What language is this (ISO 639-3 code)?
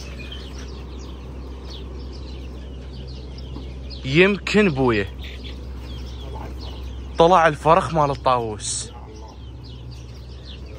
ara